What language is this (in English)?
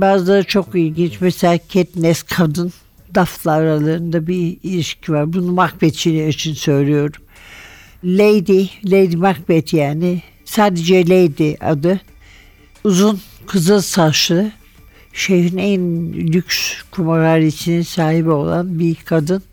Turkish